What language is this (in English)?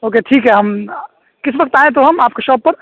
Urdu